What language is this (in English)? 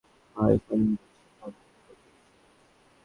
Bangla